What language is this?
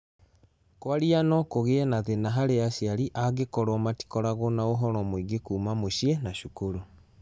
Kikuyu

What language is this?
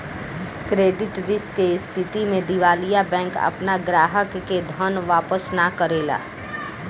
Bhojpuri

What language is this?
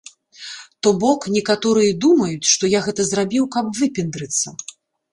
Belarusian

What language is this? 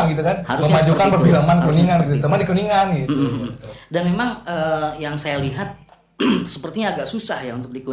Indonesian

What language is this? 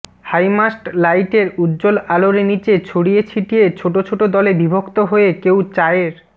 Bangla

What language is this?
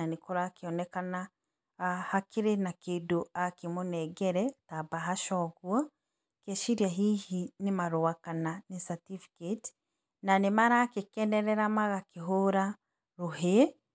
Kikuyu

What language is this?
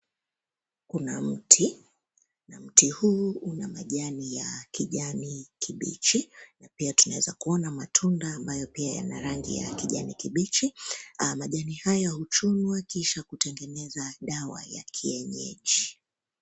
Swahili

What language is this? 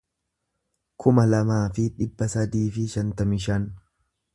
Oromo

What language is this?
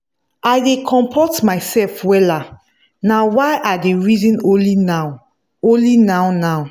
Nigerian Pidgin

